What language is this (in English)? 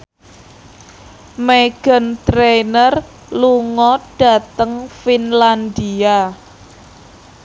Javanese